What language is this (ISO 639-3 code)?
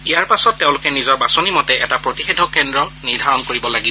asm